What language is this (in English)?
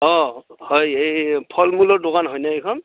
Assamese